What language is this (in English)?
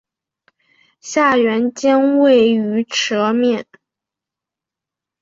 Chinese